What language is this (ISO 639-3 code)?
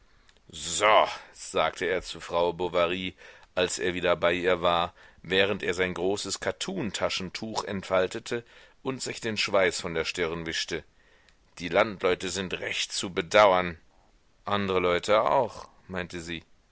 deu